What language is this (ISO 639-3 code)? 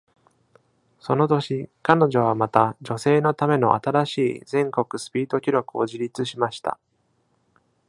jpn